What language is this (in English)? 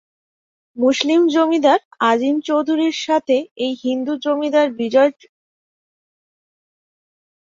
Bangla